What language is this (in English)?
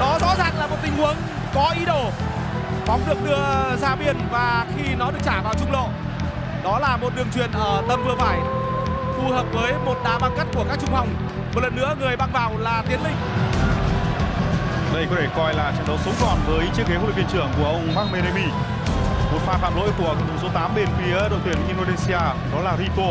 Vietnamese